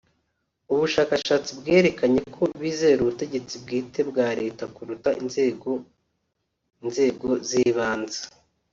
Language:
Kinyarwanda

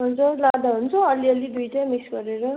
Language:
Nepali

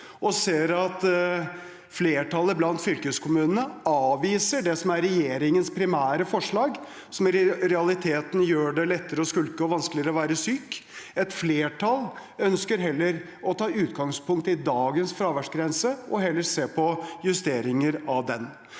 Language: Norwegian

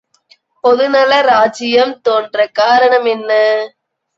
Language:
Tamil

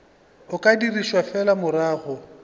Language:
Northern Sotho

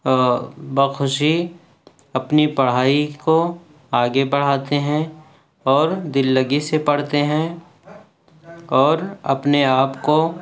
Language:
Urdu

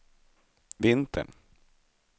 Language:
Swedish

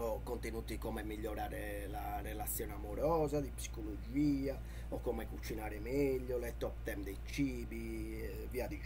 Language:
Italian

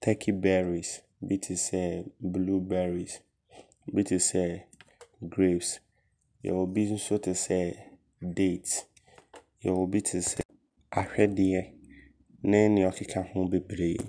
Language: Abron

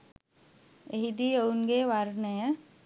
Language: Sinhala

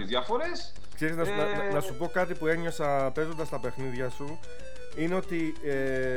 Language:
Greek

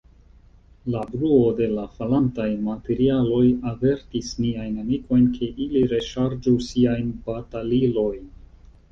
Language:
Esperanto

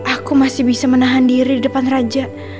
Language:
Indonesian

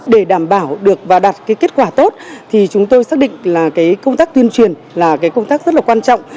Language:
Vietnamese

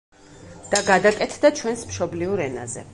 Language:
Georgian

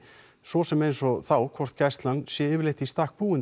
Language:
Icelandic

